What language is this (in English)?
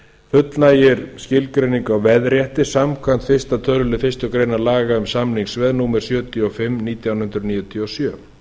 Icelandic